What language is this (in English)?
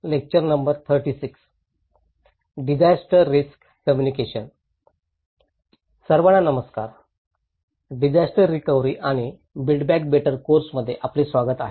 Marathi